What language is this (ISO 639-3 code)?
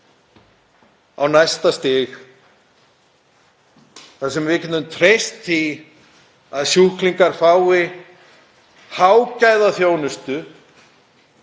isl